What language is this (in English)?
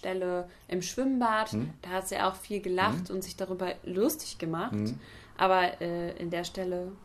German